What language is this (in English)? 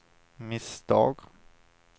Swedish